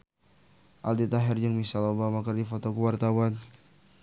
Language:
Sundanese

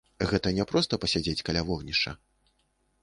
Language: Belarusian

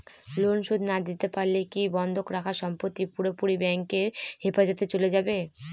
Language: Bangla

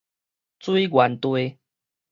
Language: Min Nan Chinese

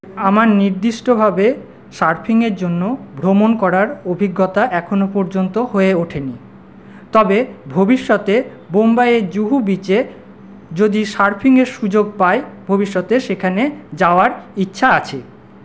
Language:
Bangla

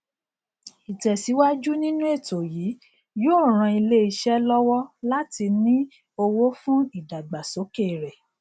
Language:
Yoruba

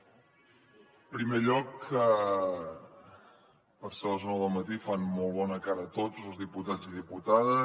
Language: Catalan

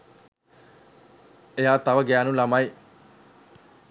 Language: Sinhala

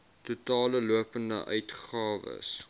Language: Afrikaans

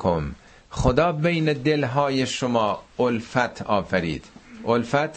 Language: Persian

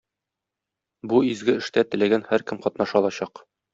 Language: Tatar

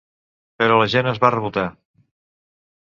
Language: Catalan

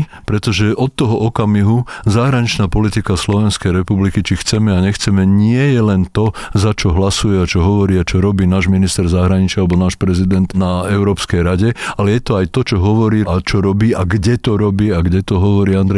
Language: Slovak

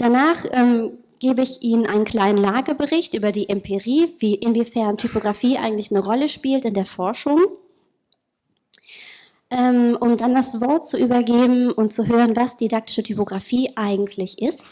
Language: German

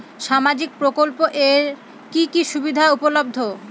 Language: Bangla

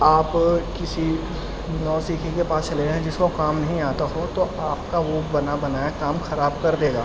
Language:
Urdu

